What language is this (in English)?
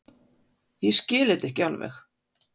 Icelandic